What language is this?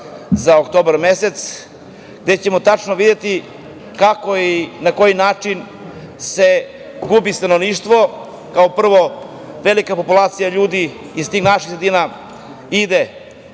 Serbian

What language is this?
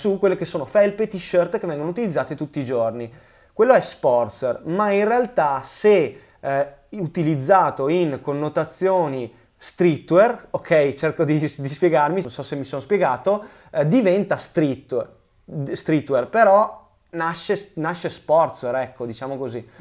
Italian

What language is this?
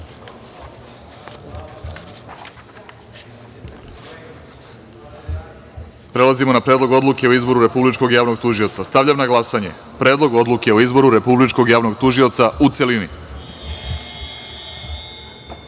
Serbian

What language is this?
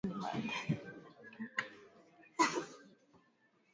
Swahili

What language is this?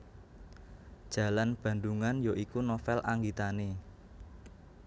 Javanese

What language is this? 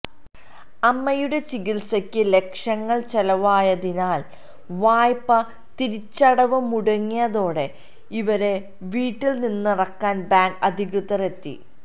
Malayalam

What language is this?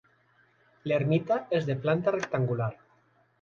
Catalan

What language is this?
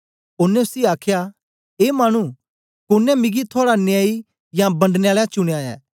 Dogri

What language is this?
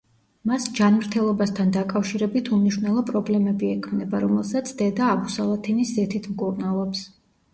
Georgian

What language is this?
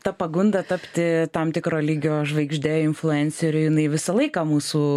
Lithuanian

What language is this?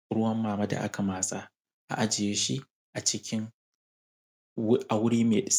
Hausa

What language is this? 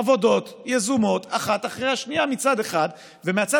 Hebrew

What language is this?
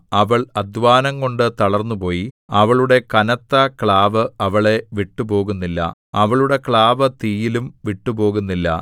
Malayalam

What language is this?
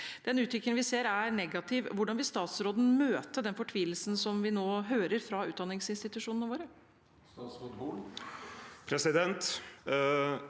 Norwegian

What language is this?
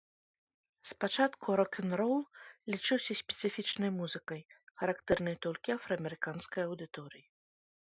Belarusian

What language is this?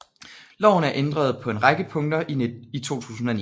Danish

